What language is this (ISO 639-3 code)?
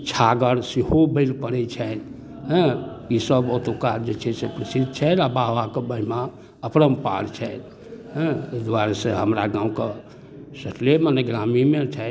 mai